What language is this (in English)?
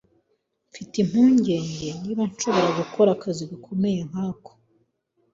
Kinyarwanda